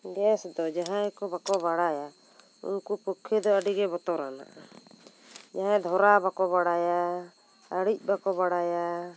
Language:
Santali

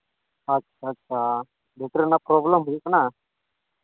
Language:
Santali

